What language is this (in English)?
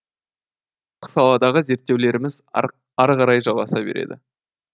Kazakh